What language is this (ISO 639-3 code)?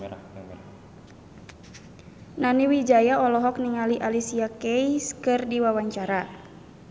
sun